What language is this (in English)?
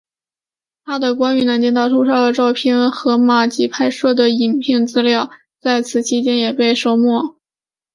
Chinese